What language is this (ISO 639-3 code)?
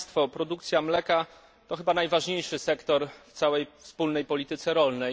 pol